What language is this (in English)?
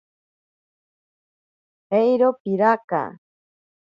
Ashéninka Perené